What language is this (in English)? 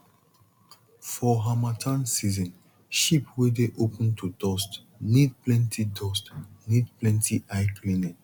Nigerian Pidgin